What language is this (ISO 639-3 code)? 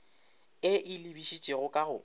nso